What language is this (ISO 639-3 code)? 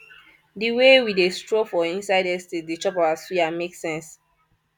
pcm